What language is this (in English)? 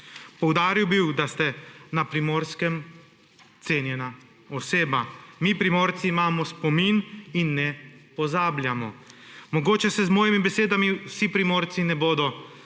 Slovenian